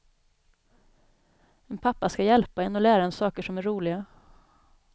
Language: Swedish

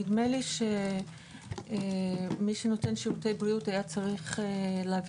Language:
Hebrew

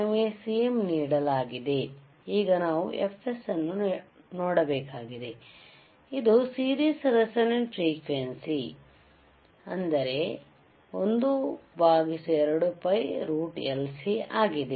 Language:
Kannada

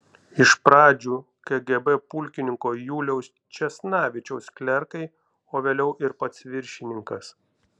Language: Lithuanian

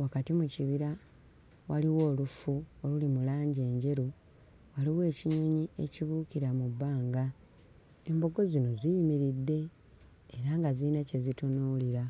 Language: Ganda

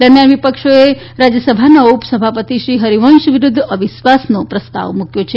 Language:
Gujarati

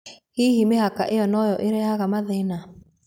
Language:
Kikuyu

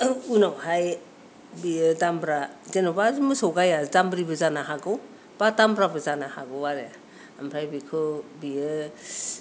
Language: Bodo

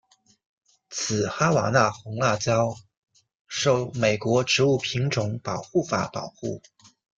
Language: Chinese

